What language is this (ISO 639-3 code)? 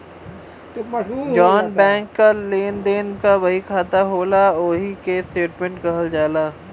bho